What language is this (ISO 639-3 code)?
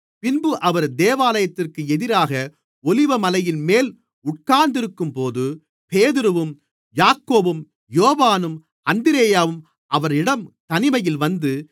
tam